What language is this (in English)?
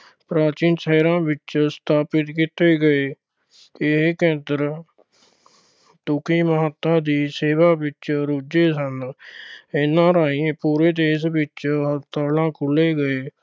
Punjabi